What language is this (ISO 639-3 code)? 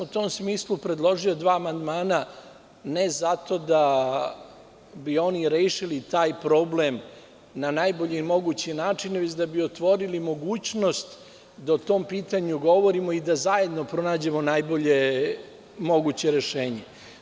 srp